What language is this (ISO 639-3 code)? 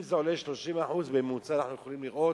heb